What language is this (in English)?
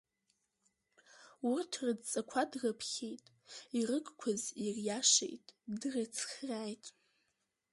Abkhazian